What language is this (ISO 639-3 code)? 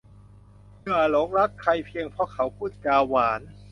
tha